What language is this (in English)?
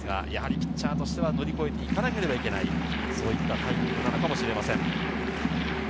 Japanese